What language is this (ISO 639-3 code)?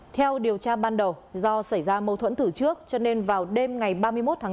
vie